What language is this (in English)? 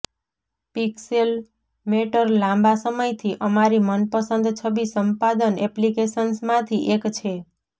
Gujarati